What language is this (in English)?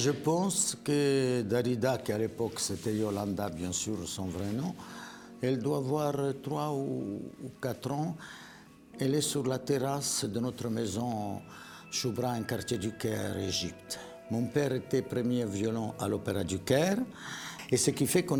French